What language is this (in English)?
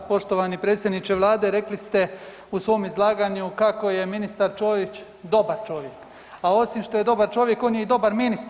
Croatian